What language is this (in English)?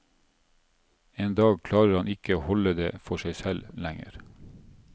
Norwegian